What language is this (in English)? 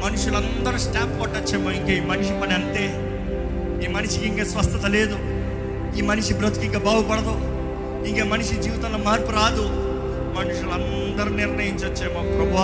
Telugu